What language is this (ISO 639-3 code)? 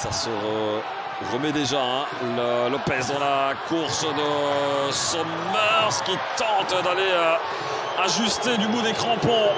fra